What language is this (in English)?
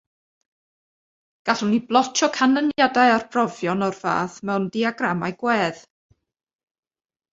Welsh